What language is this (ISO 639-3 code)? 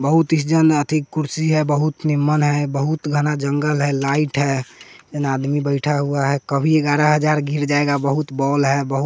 hin